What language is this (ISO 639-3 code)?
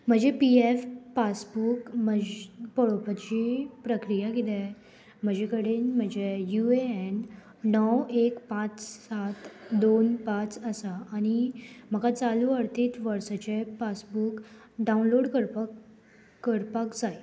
kok